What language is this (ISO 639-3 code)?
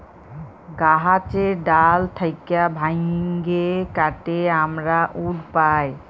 ben